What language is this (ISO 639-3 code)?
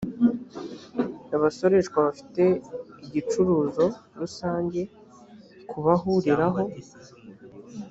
kin